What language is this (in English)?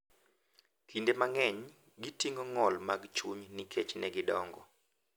Luo (Kenya and Tanzania)